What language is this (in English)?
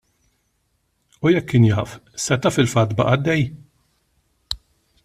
Maltese